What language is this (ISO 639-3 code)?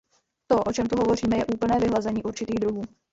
ces